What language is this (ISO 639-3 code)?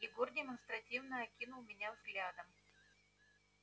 rus